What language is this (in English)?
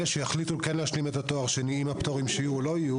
Hebrew